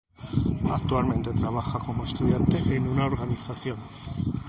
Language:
Spanish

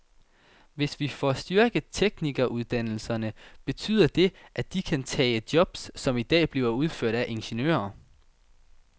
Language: Danish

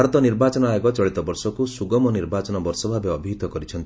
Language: Odia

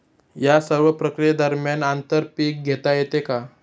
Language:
Marathi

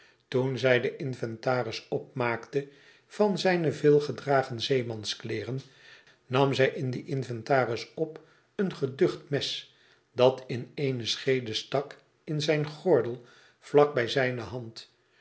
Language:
Dutch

